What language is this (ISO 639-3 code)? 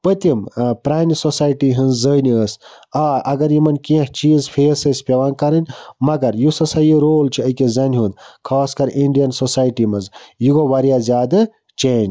kas